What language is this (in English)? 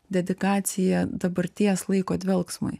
Lithuanian